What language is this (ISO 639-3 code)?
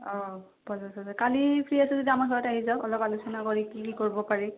asm